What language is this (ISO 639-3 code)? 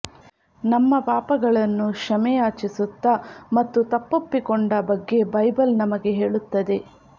kan